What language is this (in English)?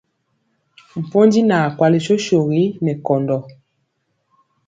Mpiemo